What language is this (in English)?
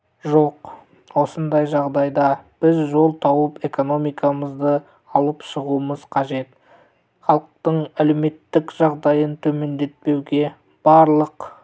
Kazakh